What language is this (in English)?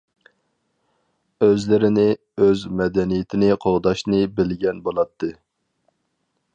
Uyghur